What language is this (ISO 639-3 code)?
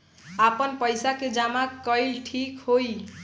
bho